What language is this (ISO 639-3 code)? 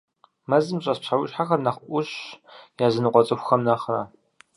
kbd